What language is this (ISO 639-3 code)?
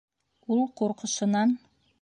bak